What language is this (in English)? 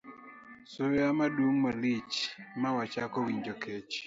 Luo (Kenya and Tanzania)